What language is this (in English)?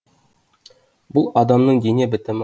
Kazakh